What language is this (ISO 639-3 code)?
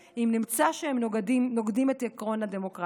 heb